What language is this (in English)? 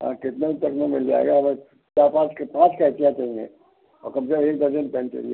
Hindi